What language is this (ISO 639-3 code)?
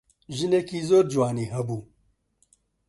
ckb